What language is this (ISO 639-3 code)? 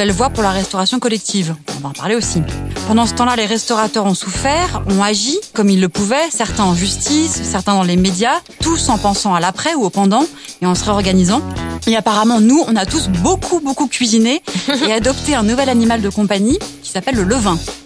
fra